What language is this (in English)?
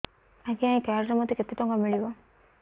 Odia